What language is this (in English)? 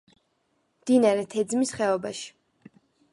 Georgian